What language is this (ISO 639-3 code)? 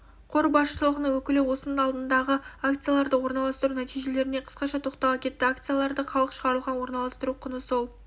kaz